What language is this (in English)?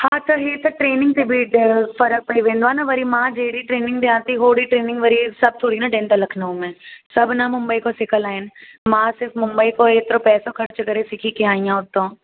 Sindhi